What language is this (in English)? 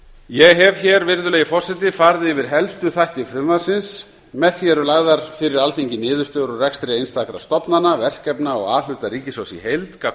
Icelandic